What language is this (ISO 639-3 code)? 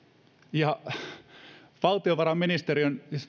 fin